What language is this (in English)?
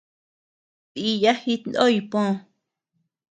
Tepeuxila Cuicatec